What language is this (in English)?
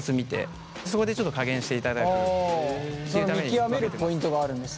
Japanese